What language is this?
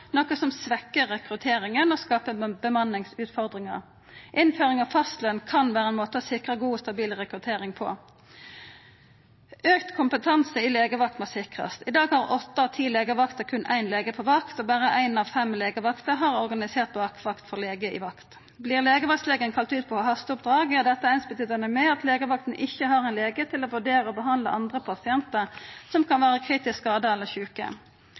Norwegian Nynorsk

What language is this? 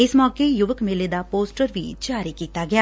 Punjabi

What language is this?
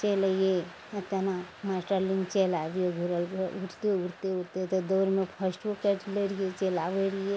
Maithili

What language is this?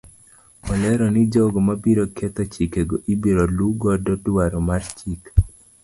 Luo (Kenya and Tanzania)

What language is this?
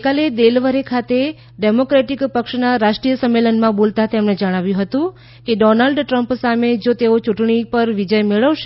Gujarati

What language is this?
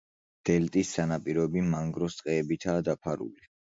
Georgian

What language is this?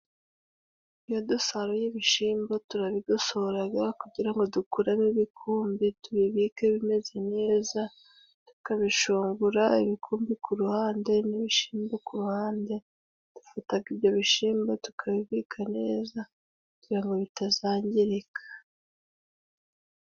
Kinyarwanda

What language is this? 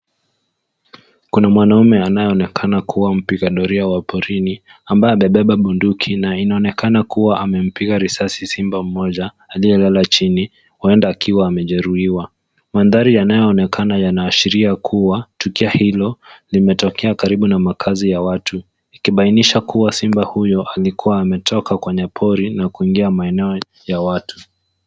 Swahili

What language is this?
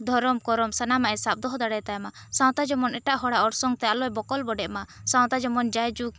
Santali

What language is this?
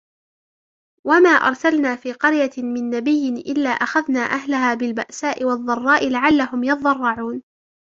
Arabic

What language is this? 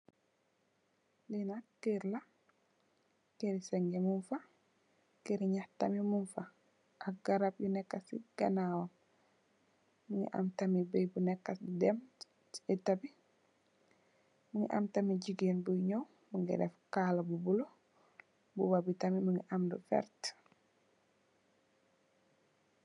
Wolof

